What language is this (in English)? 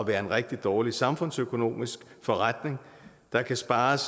Danish